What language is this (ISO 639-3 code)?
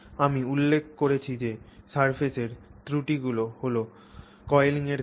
ben